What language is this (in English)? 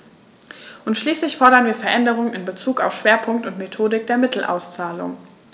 German